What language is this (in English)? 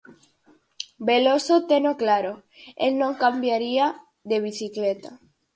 Galician